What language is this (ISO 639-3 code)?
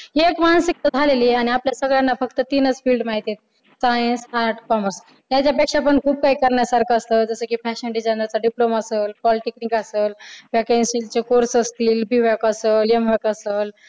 mar